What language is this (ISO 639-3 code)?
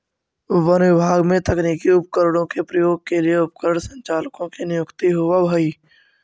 mag